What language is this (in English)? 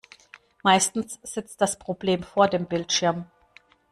German